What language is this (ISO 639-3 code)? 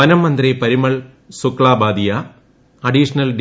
mal